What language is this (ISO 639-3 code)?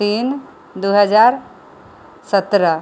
mai